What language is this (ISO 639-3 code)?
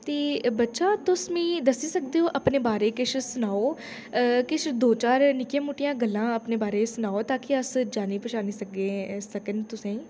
doi